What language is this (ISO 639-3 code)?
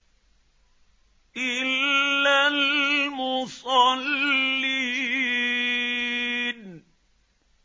ara